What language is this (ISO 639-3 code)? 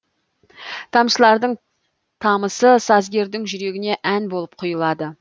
kaz